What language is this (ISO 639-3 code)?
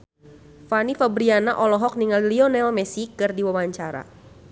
sun